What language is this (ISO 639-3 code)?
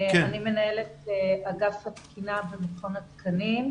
heb